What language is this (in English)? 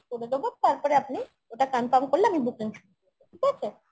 Bangla